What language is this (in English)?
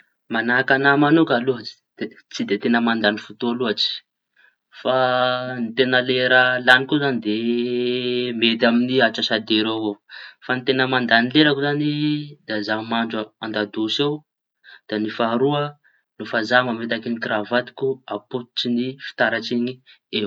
Tanosy Malagasy